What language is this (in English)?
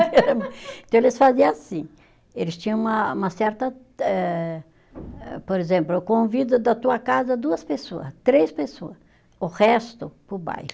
Portuguese